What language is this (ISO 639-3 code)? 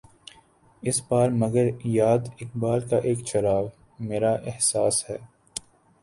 urd